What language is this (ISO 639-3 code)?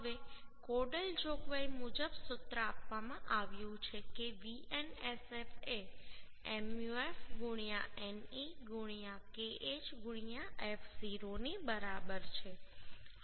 guj